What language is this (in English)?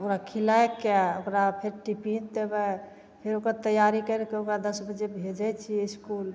Maithili